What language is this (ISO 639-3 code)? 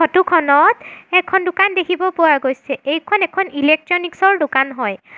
asm